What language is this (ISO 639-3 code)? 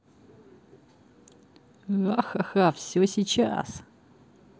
rus